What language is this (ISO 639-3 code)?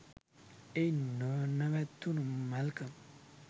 sin